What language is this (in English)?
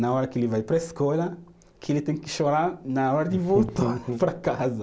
Portuguese